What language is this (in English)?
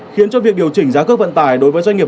Vietnamese